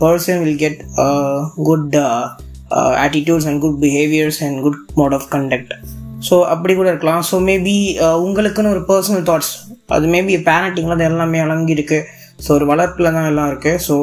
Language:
Tamil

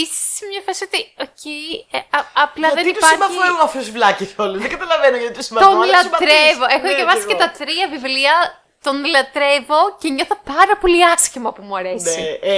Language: Greek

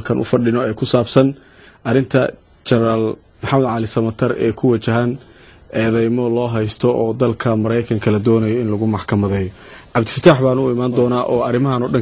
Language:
Arabic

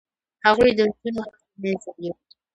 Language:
Pashto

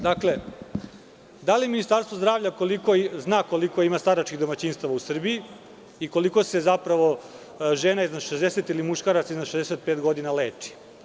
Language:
Serbian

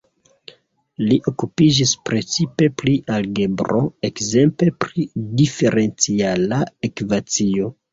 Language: Esperanto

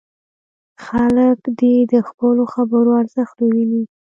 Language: Pashto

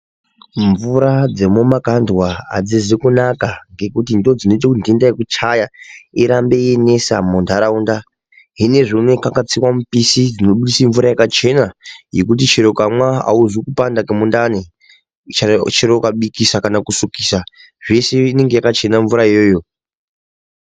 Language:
Ndau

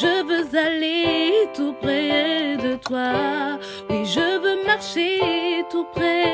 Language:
French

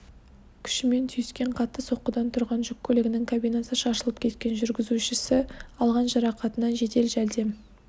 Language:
Kazakh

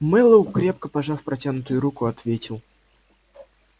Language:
Russian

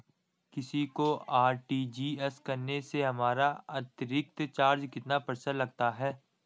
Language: Hindi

